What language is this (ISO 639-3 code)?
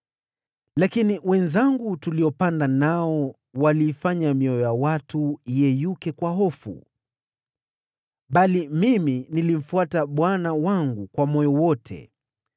swa